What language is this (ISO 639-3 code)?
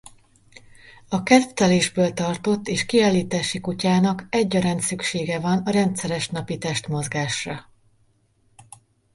hun